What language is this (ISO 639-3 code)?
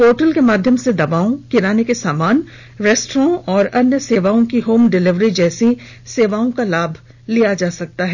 hin